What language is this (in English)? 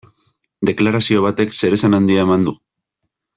Basque